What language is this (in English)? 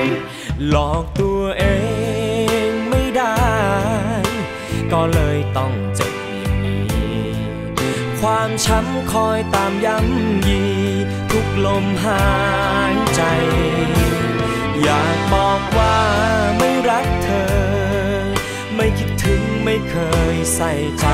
Thai